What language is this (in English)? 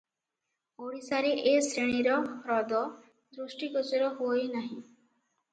Odia